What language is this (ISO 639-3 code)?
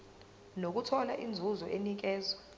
zul